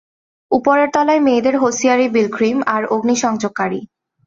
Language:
Bangla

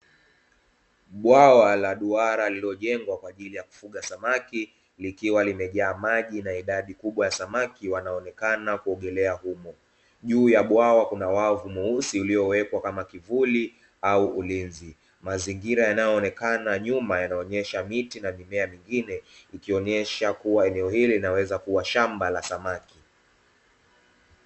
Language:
Swahili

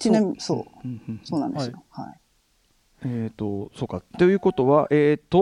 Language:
Japanese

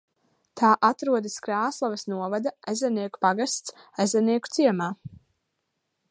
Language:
Latvian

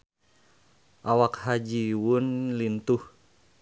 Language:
Sundanese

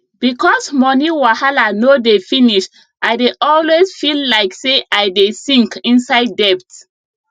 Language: Nigerian Pidgin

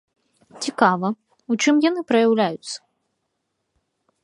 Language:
Belarusian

